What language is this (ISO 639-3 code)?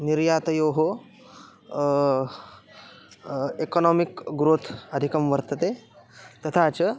san